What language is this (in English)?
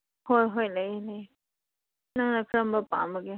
Manipuri